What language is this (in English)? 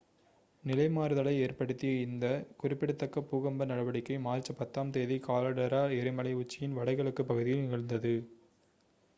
Tamil